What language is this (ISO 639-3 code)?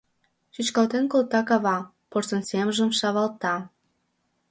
chm